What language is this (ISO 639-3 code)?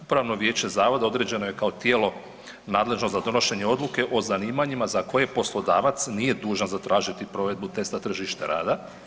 hrv